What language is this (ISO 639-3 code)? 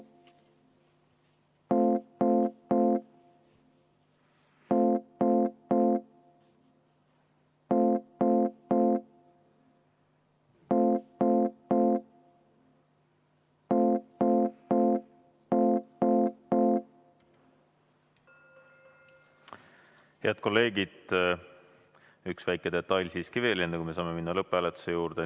est